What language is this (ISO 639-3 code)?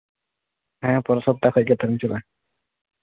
sat